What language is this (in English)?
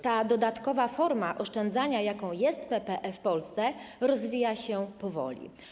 Polish